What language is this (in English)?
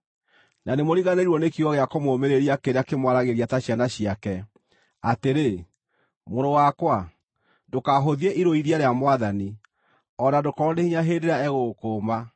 Kikuyu